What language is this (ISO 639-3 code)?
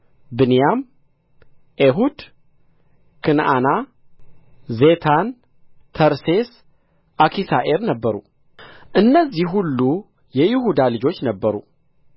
amh